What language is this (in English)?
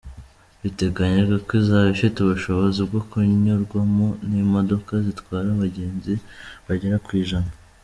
Kinyarwanda